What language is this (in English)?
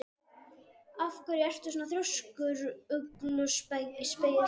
Icelandic